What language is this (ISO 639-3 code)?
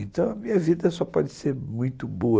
por